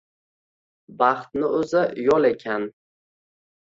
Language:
Uzbek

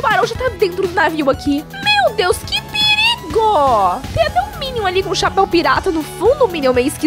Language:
Portuguese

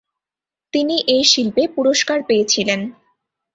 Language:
Bangla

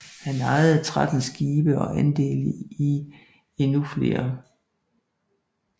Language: Danish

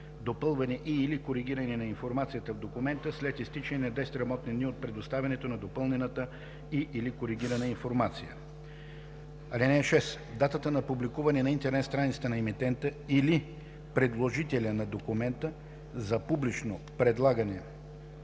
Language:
Bulgarian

